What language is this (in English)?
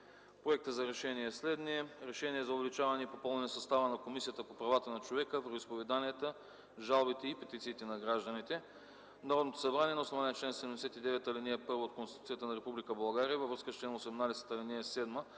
Bulgarian